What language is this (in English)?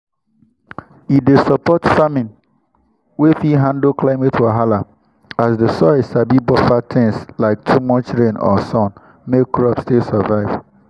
Nigerian Pidgin